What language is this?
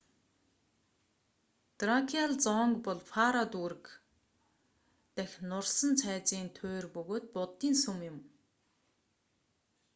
Mongolian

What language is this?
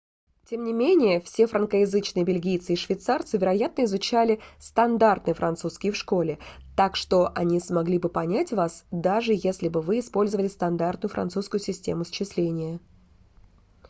Russian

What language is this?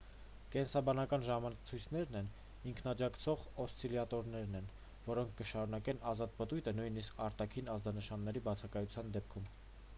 Armenian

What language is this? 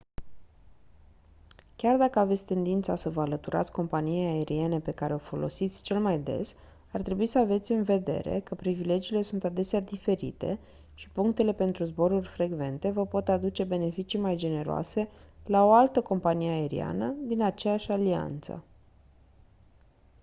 Romanian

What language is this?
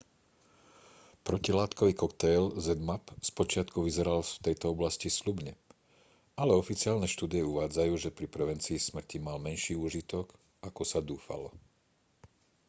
Slovak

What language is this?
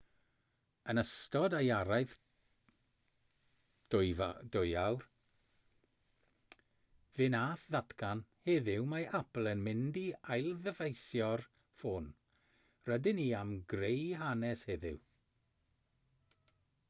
Welsh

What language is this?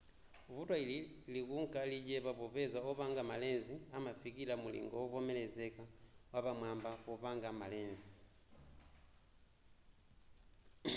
Nyanja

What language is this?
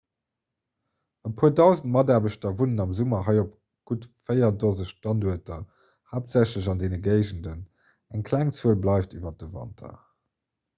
Luxembourgish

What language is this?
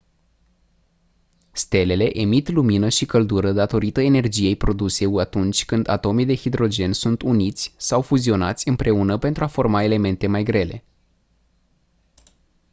Romanian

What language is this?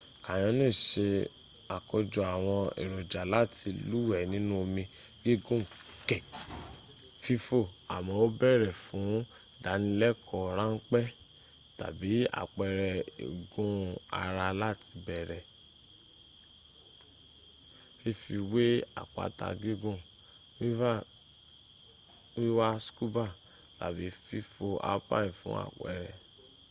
Yoruba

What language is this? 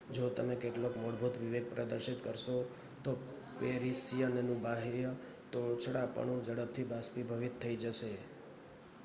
Gujarati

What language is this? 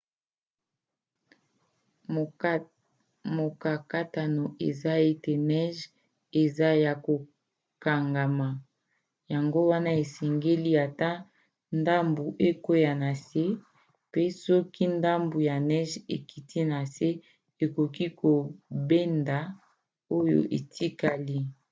Lingala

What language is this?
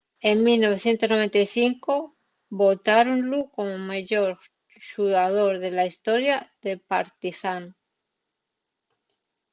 Asturian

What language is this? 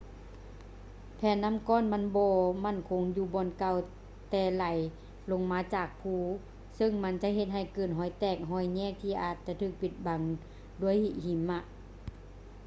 Lao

